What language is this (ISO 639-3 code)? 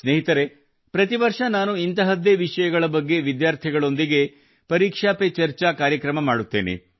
kan